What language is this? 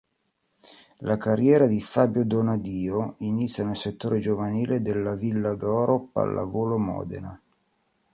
Italian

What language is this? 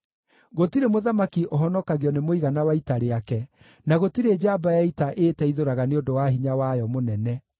Kikuyu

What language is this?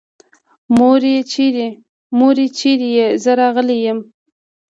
Pashto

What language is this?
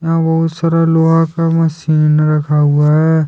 Hindi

